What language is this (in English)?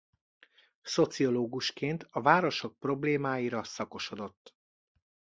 Hungarian